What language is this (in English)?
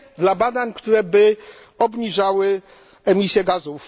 Polish